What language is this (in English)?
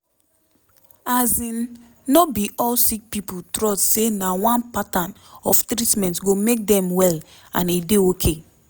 Nigerian Pidgin